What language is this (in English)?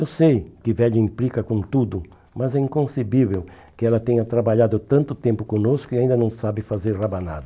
Portuguese